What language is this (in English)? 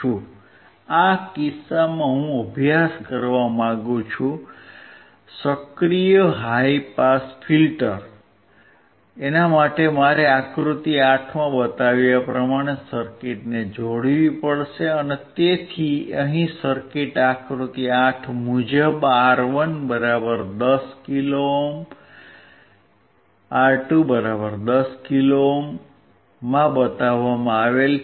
Gujarati